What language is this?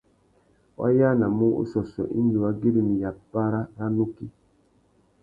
Tuki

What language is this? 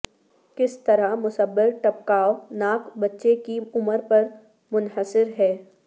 Urdu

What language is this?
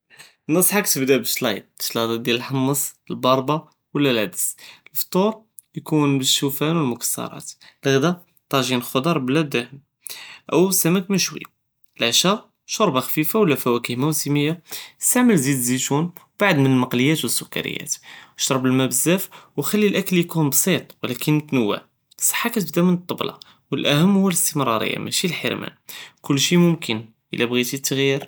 Judeo-Arabic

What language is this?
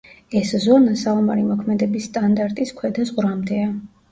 Georgian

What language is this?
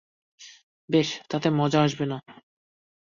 Bangla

